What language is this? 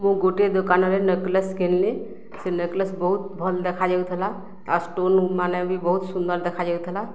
Odia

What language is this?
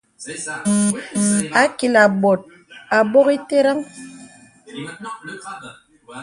Bebele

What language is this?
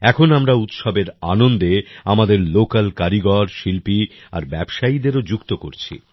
Bangla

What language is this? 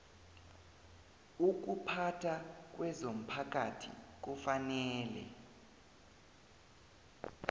South Ndebele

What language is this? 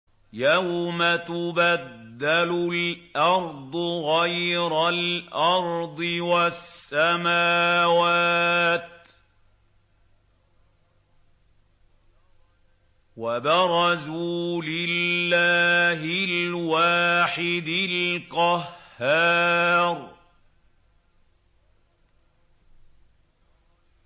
Arabic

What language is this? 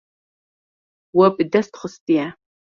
Kurdish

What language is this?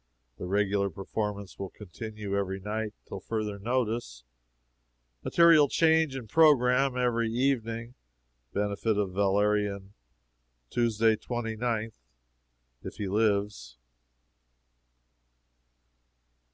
English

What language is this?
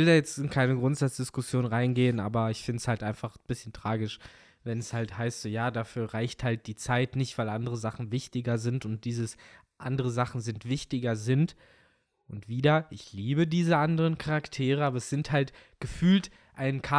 German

